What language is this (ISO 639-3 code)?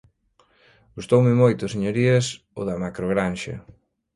glg